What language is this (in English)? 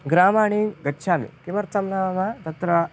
Sanskrit